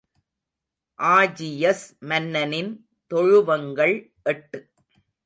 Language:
Tamil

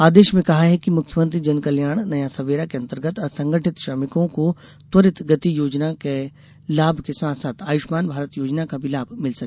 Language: Hindi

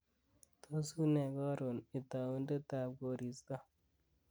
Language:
Kalenjin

